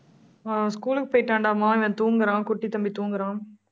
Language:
Tamil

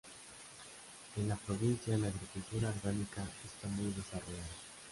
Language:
Spanish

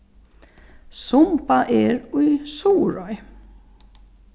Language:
Faroese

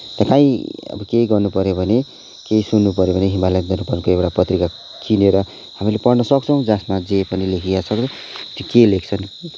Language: Nepali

